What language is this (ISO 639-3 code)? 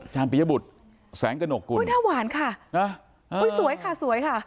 tha